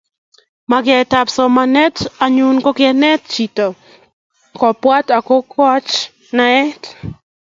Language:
Kalenjin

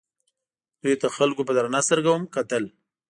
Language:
Pashto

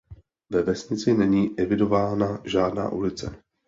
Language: Czech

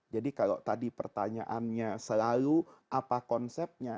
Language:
Indonesian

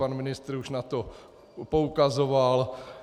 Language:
Czech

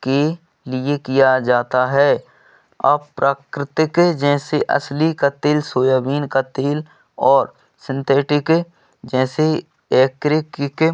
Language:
Hindi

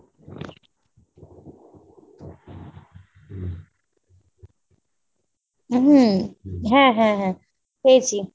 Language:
Bangla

